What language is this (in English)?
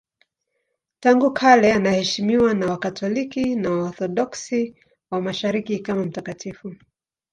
Swahili